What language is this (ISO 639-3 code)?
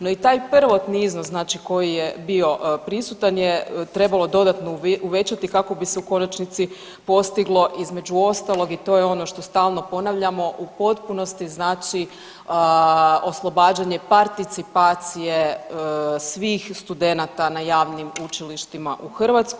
hrv